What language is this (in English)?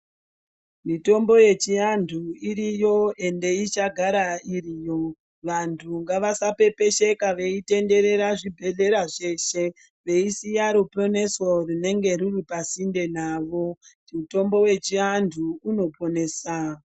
Ndau